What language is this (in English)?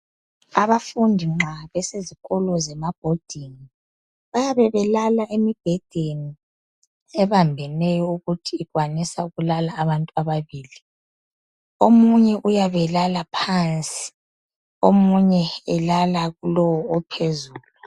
North Ndebele